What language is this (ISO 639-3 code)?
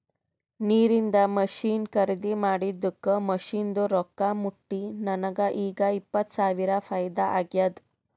kan